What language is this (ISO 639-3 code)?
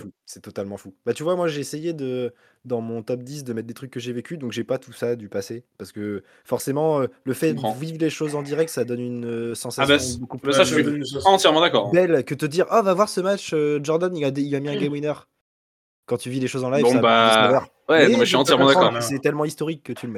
fra